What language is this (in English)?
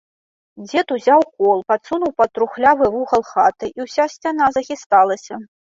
Belarusian